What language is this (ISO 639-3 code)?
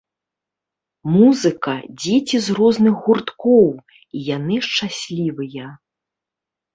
bel